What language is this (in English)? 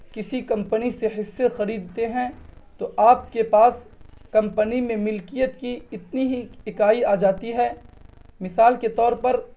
Urdu